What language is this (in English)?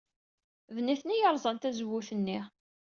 Kabyle